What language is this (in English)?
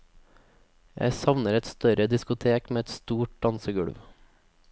Norwegian